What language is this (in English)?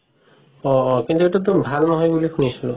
Assamese